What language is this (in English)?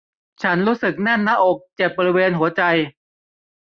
Thai